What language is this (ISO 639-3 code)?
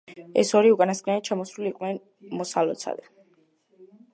kat